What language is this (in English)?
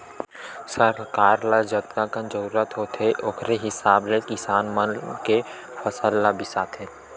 Chhattisgarhi